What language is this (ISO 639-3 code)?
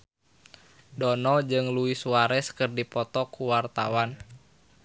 sun